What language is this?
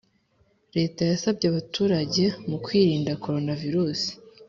Kinyarwanda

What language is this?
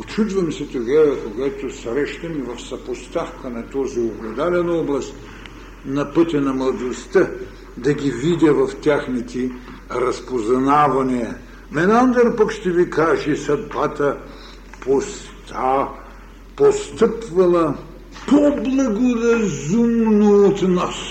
Bulgarian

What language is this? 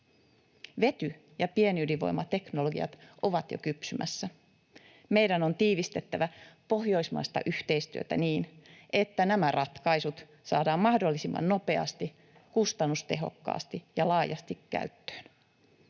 Finnish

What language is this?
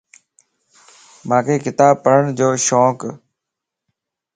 Lasi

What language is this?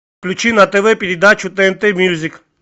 Russian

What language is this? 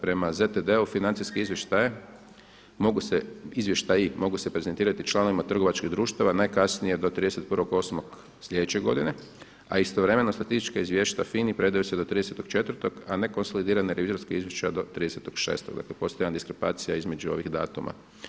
Croatian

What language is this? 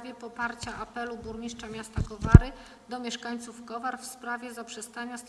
Polish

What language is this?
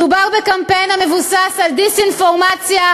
Hebrew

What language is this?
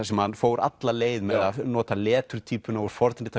Icelandic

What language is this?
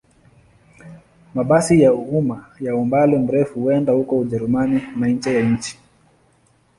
Swahili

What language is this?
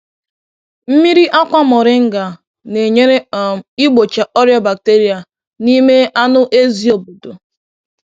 Igbo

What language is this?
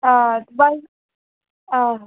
Dogri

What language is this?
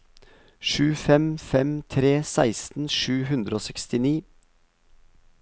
Norwegian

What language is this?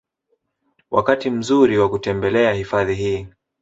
Swahili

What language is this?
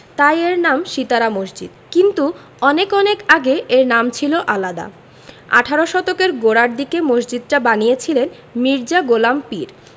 Bangla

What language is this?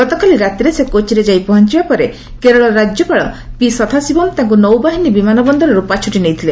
Odia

